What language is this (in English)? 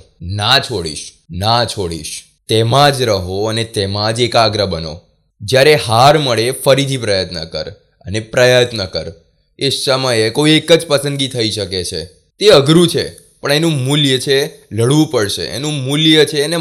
Gujarati